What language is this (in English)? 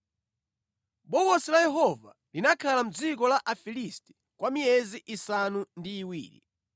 Nyanja